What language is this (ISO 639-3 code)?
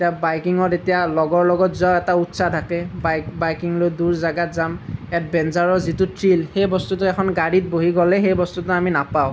asm